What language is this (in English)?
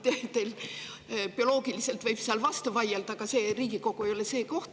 Estonian